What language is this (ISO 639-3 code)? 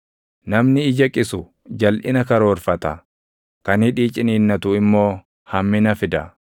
orm